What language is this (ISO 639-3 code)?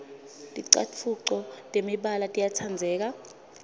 ssw